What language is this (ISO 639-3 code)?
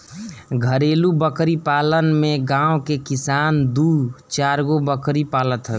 bho